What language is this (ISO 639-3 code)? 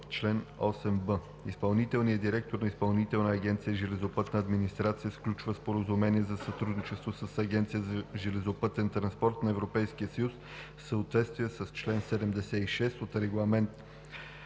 bul